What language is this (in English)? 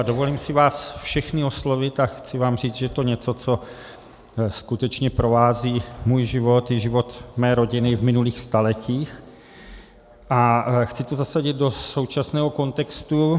Czech